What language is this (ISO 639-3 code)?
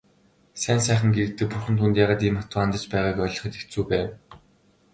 mon